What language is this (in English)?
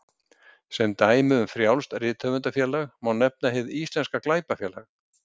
Icelandic